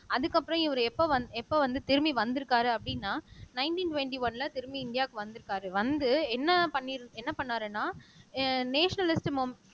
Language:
Tamil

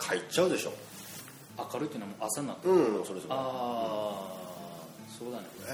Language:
Japanese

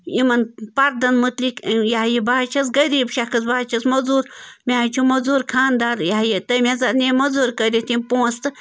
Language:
Kashmiri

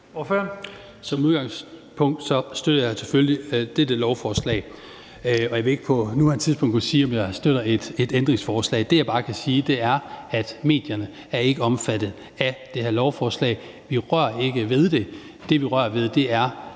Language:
Danish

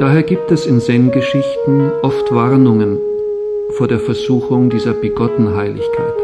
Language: German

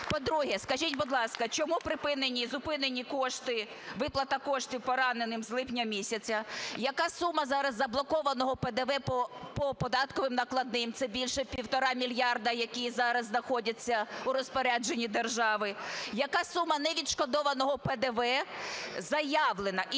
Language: Ukrainian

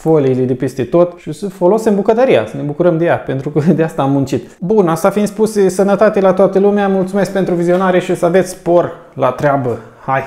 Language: Romanian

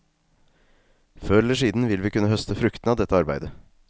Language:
Norwegian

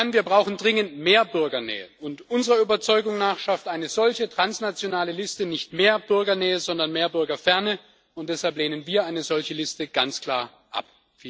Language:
German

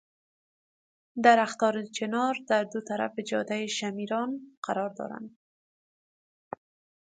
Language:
Persian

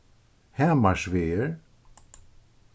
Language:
Faroese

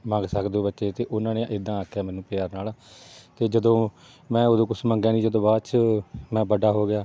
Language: Punjabi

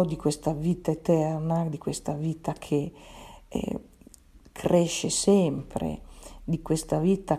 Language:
Italian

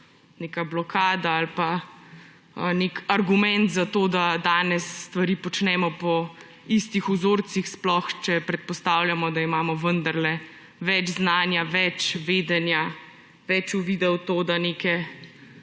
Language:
Slovenian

